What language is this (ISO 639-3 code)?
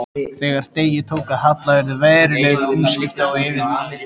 isl